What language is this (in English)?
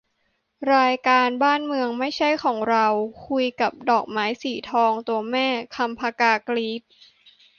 Thai